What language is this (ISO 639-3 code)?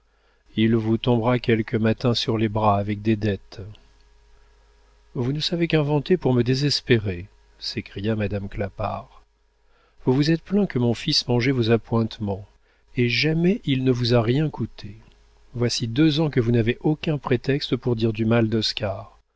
fra